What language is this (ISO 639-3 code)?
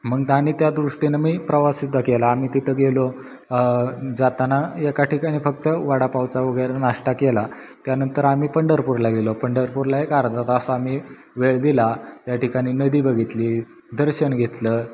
mar